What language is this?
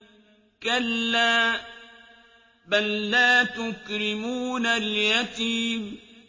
Arabic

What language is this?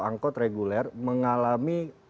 Indonesian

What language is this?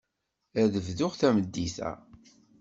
Kabyle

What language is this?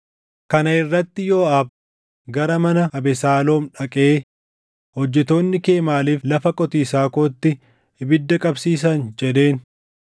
Oromo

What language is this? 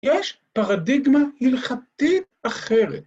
Hebrew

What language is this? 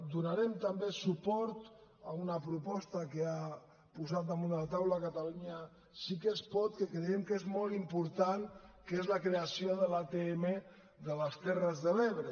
Catalan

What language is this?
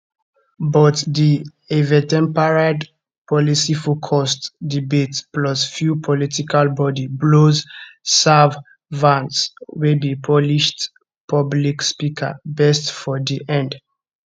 Nigerian Pidgin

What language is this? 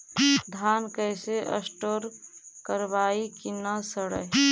Magahi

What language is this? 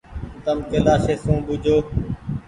Goaria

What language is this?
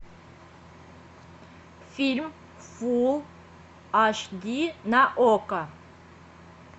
Russian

